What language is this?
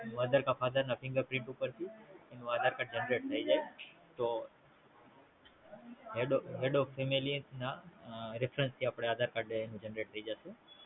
Gujarati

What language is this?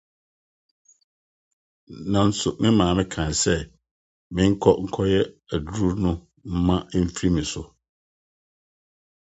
Akan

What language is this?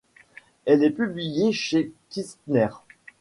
French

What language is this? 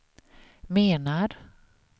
Swedish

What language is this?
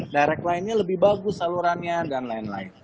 Indonesian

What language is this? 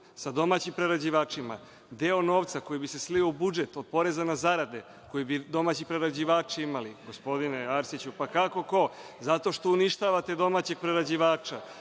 Serbian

